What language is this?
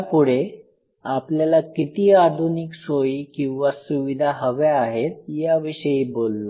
Marathi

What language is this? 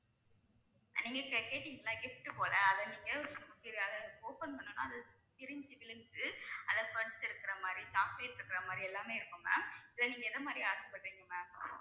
Tamil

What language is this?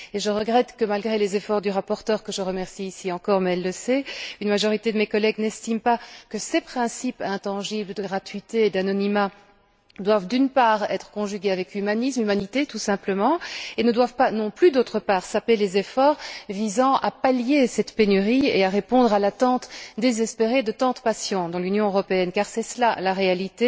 French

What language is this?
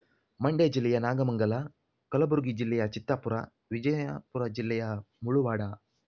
Kannada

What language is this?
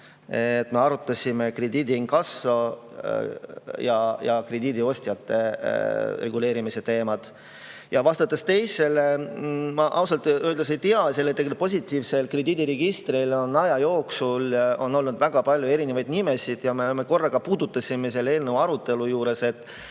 Estonian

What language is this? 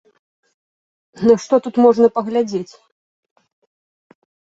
Belarusian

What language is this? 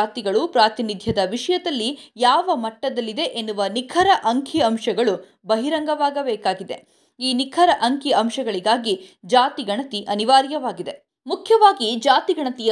Kannada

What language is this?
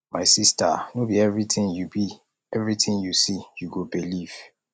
Nigerian Pidgin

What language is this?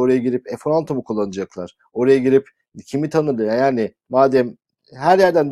Turkish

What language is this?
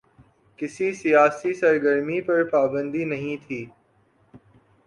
Urdu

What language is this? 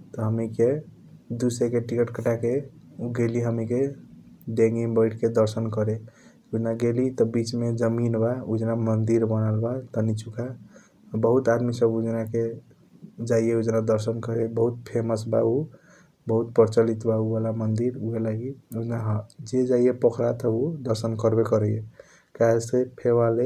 Kochila Tharu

